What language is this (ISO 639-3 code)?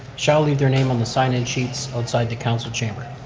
eng